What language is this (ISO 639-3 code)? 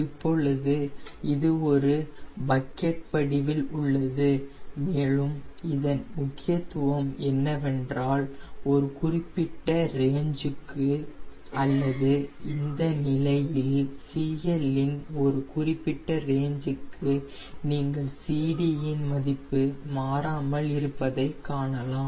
tam